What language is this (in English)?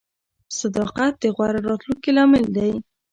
Pashto